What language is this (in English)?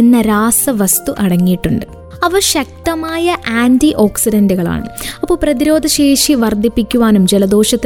Malayalam